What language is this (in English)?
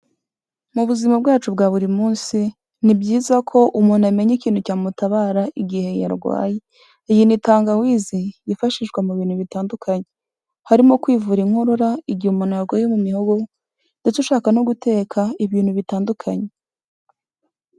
Kinyarwanda